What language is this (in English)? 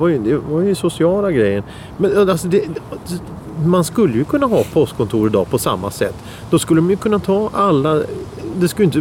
Swedish